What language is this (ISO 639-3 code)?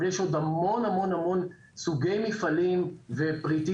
heb